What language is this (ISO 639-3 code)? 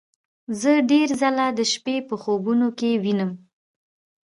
pus